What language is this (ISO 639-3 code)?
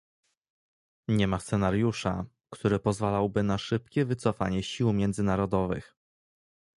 pol